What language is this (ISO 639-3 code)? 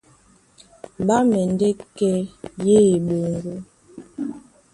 dua